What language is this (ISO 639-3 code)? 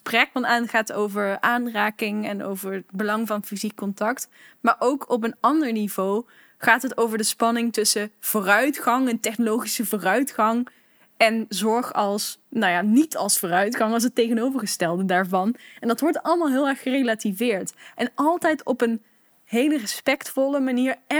nld